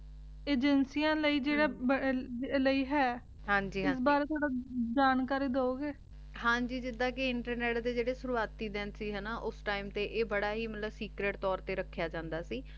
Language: Punjabi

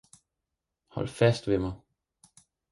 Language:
Danish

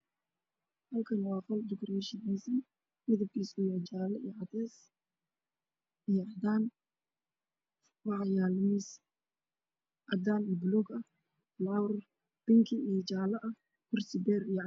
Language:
Somali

